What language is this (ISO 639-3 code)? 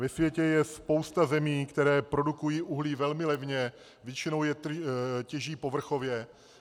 ces